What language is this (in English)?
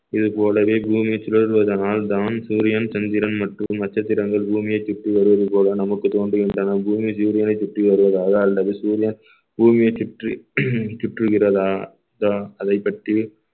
Tamil